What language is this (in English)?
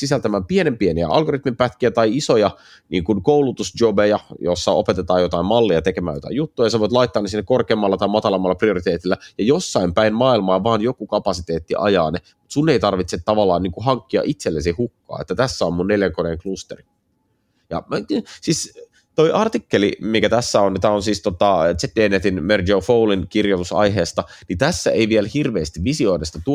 Finnish